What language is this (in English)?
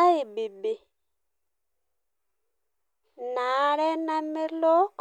Masai